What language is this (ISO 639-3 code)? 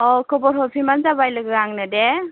brx